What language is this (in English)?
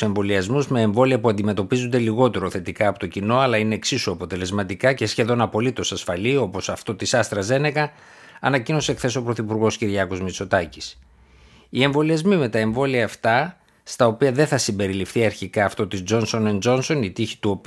Greek